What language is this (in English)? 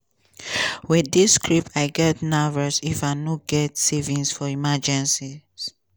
Nigerian Pidgin